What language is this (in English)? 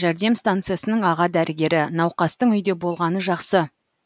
Kazakh